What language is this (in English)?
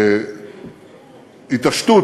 Hebrew